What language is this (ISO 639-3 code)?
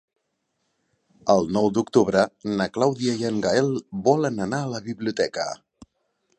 cat